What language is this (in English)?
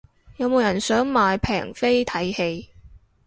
Cantonese